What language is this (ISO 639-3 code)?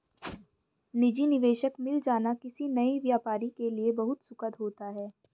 hin